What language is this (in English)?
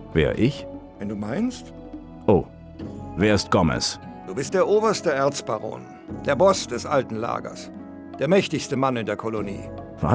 German